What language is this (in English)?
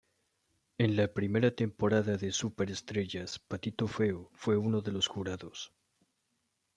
Spanish